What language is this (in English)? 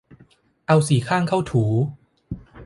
Thai